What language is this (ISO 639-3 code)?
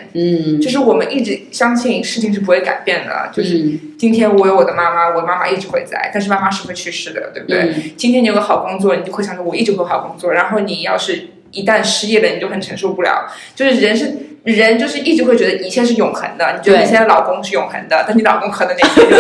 zho